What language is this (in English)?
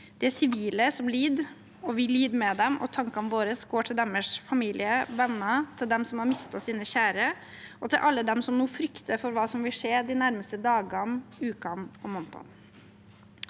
Norwegian